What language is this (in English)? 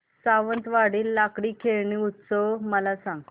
Marathi